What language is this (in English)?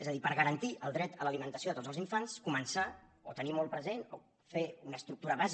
Catalan